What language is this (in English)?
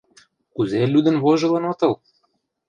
Mari